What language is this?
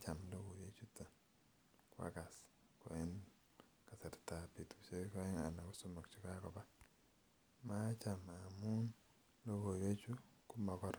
Kalenjin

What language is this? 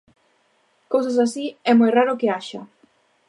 Galician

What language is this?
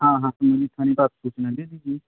Hindi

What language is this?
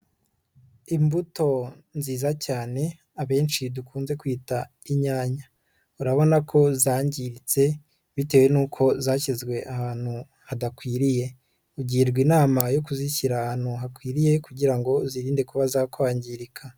Kinyarwanda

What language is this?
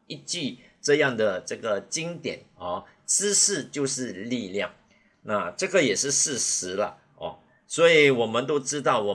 Chinese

